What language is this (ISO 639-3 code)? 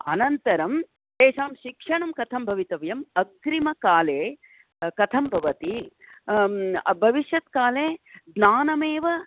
san